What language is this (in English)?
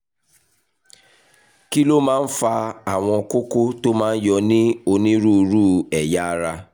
Yoruba